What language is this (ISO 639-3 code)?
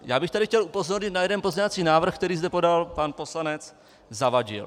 ces